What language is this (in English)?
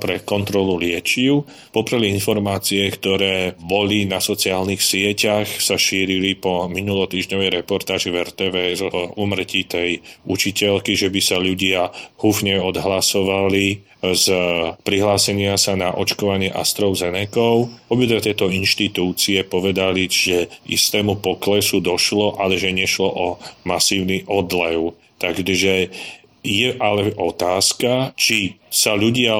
Slovak